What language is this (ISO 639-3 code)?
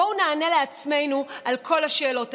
heb